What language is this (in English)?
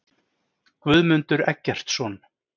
Icelandic